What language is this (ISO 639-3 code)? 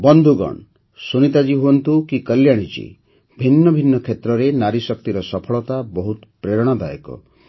ori